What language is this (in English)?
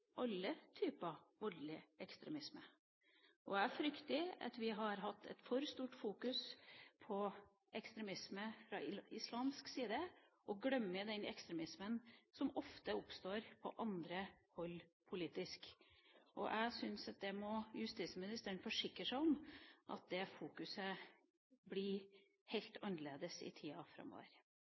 Norwegian Bokmål